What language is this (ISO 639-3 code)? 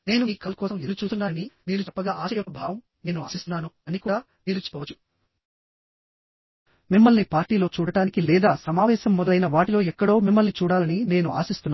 tel